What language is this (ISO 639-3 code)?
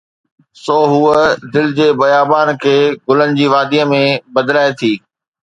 snd